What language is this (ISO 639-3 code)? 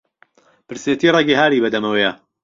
ckb